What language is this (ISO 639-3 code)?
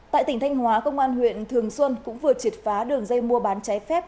vie